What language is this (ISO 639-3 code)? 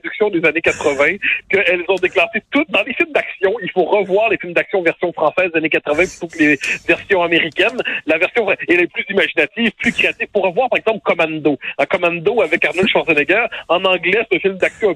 fra